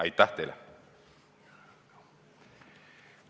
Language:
Estonian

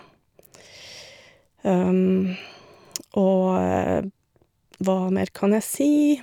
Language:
Norwegian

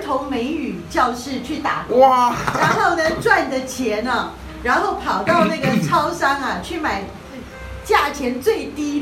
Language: Chinese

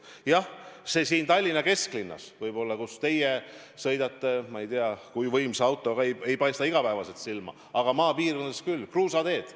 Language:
Estonian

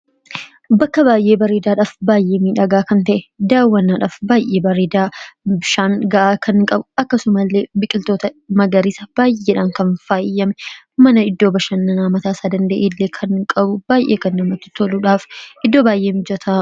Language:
Oromo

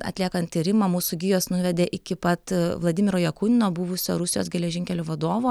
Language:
Lithuanian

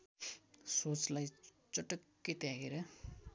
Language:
Nepali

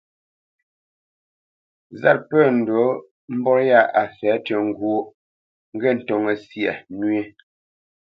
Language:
Bamenyam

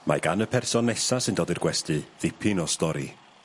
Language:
Welsh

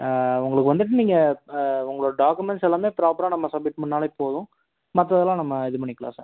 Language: Tamil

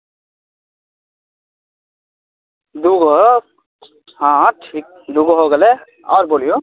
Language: Maithili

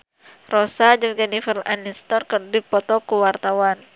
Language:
Sundanese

